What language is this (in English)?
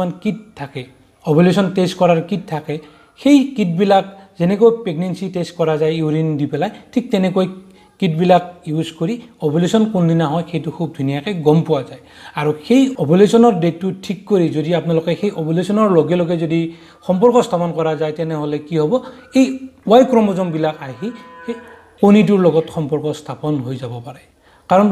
Hindi